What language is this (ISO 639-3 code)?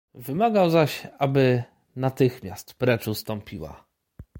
pol